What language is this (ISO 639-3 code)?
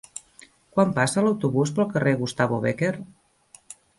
cat